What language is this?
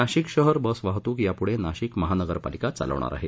Marathi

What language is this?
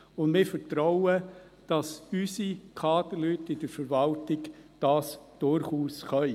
Swiss German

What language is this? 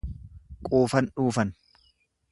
Oromo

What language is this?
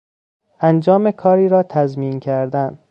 Persian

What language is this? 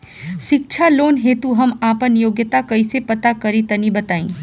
Bhojpuri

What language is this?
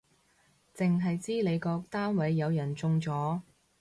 Cantonese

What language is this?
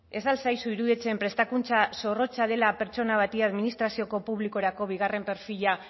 Basque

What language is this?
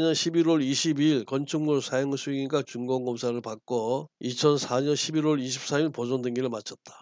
Korean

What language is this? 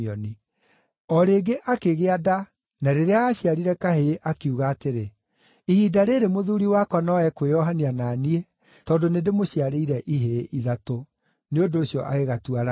Kikuyu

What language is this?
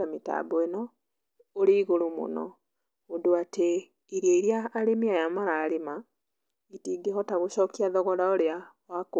Kikuyu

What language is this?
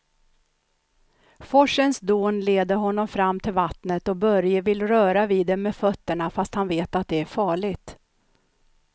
Swedish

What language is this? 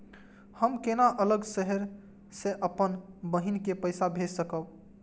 Maithili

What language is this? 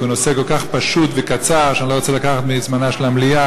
Hebrew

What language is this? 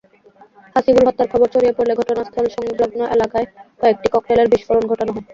Bangla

